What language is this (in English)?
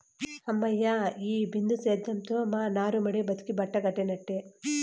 Telugu